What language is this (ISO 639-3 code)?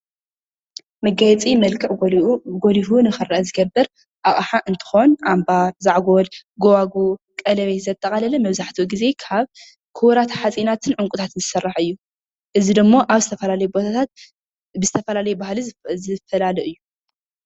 tir